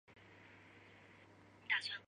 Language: Chinese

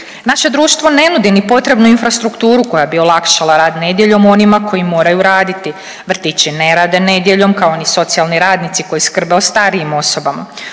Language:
Croatian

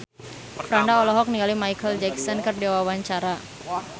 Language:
Sundanese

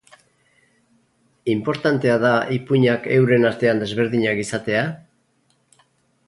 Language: Basque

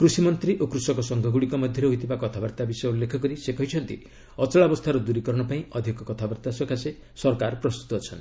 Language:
Odia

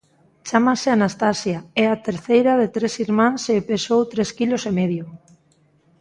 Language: Galician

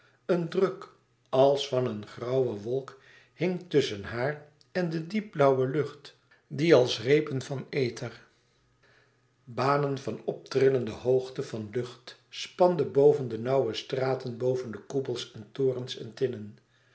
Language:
Dutch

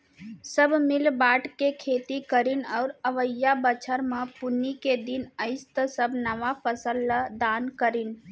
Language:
Chhattisgarhi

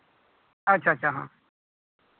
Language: Santali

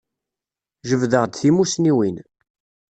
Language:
Kabyle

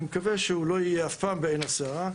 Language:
Hebrew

